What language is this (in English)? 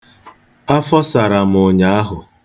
Igbo